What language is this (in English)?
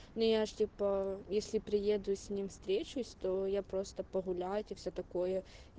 Russian